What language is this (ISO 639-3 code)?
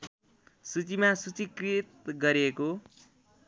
nep